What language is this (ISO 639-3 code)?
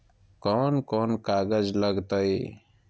mag